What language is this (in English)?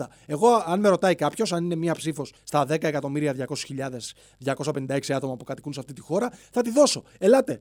Greek